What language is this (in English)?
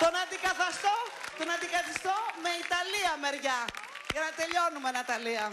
Greek